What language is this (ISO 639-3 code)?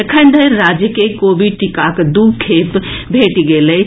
mai